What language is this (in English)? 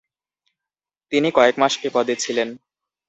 Bangla